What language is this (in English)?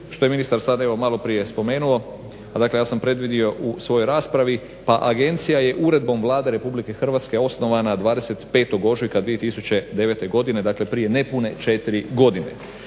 Croatian